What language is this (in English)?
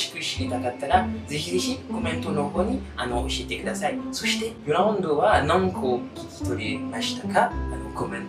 Japanese